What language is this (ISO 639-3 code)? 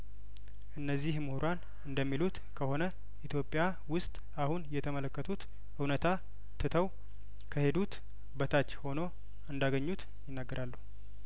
amh